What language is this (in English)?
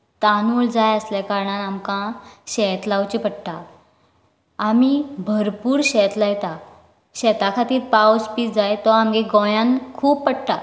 Konkani